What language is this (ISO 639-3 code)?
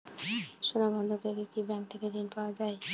ben